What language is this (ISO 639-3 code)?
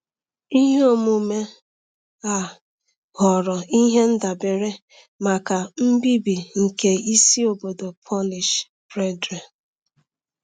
ibo